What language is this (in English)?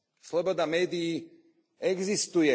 Slovak